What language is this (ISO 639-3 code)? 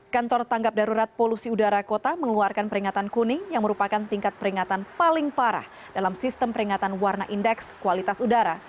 ind